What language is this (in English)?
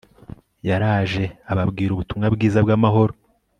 Kinyarwanda